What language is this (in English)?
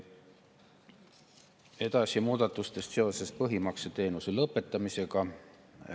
Estonian